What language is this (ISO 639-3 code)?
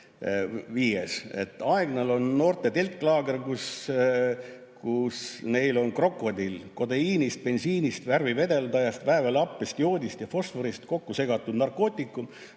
est